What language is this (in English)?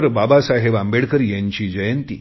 Marathi